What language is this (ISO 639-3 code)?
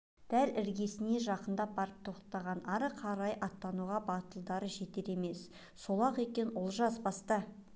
kaz